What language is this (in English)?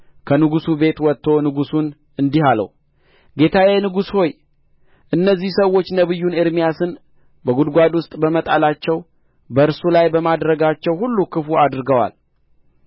Amharic